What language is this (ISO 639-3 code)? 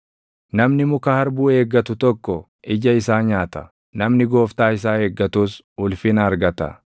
orm